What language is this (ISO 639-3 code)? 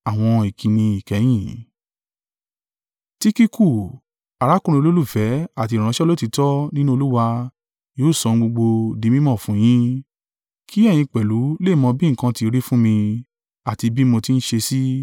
yor